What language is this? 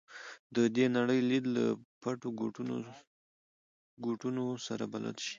Pashto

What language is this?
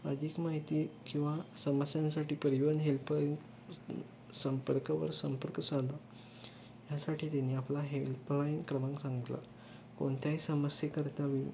Marathi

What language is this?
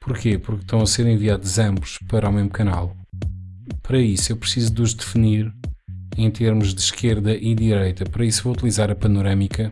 Portuguese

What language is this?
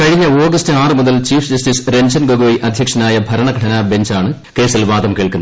Malayalam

